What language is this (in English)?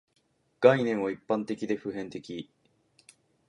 Japanese